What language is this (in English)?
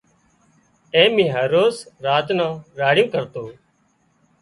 Wadiyara Koli